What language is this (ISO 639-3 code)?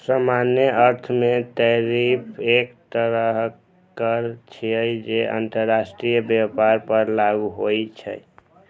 mai